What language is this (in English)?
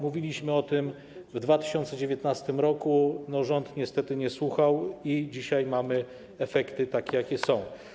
Polish